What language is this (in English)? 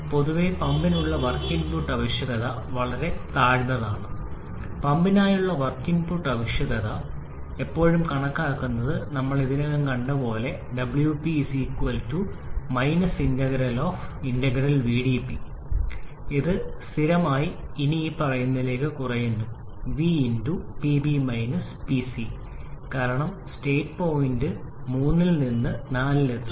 Malayalam